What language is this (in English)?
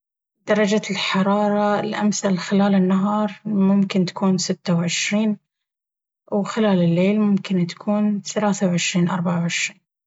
Baharna Arabic